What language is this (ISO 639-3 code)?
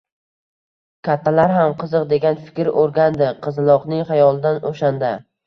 uzb